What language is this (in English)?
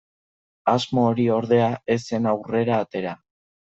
Basque